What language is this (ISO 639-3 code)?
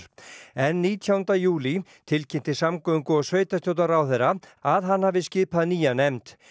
isl